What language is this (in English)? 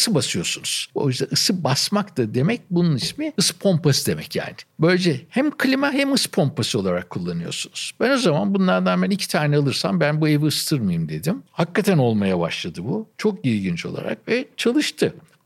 Turkish